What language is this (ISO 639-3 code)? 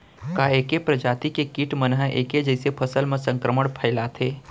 hne